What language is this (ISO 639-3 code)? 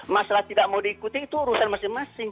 ind